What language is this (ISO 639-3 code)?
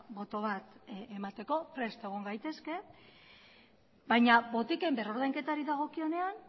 eus